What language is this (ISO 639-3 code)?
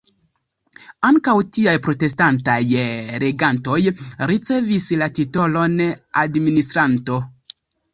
epo